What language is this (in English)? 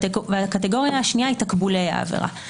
Hebrew